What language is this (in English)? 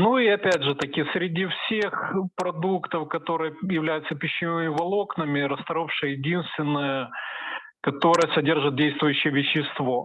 Russian